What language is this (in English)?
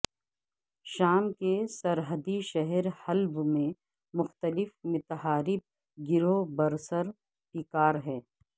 Urdu